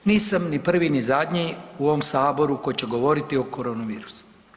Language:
Croatian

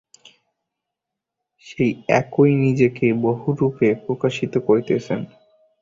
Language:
Bangla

